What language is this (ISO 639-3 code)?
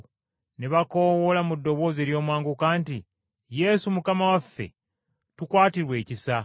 lug